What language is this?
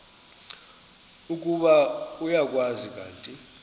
Xhosa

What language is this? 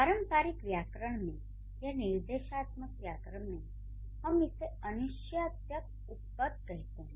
Hindi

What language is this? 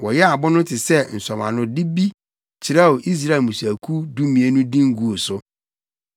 Akan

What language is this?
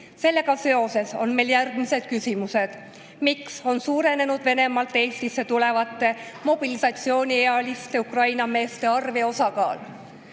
Estonian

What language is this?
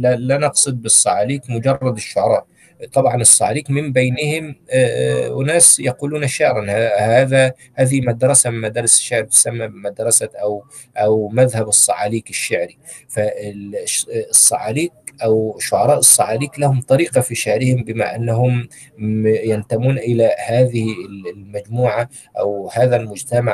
Arabic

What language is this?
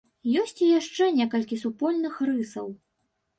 Belarusian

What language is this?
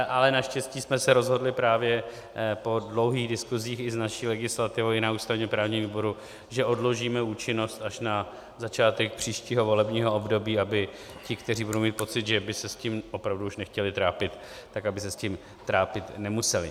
Czech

